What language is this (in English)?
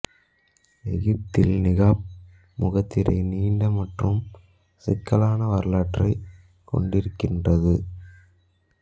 Tamil